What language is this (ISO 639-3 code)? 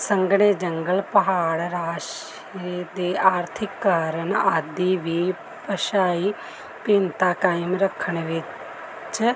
pan